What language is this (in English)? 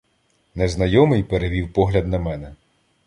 Ukrainian